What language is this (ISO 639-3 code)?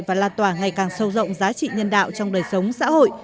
vie